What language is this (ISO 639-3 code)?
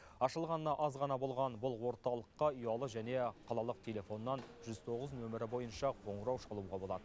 kaz